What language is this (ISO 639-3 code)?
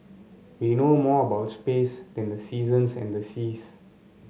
eng